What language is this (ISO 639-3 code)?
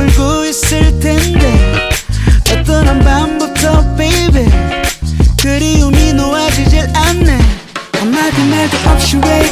kor